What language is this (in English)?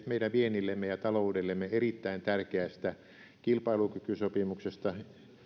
Finnish